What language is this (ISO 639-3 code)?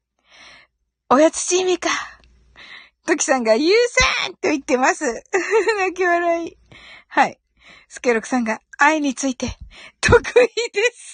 jpn